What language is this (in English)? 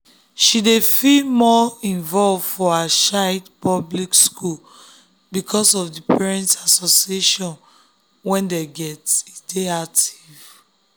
Nigerian Pidgin